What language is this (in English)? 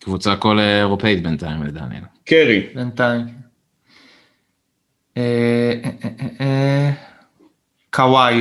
Hebrew